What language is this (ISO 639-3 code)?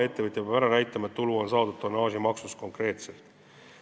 est